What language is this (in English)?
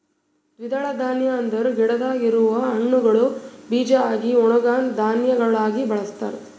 Kannada